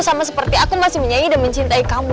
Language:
Indonesian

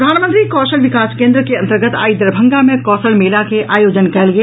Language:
Maithili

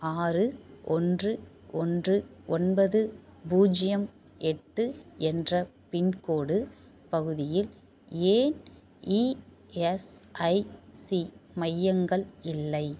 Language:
Tamil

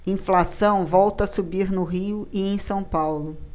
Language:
Portuguese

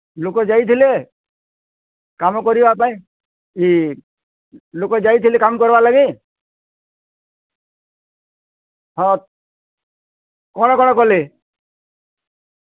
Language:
Odia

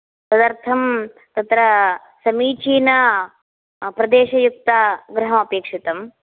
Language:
Sanskrit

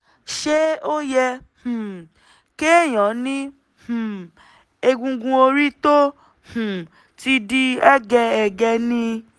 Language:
Yoruba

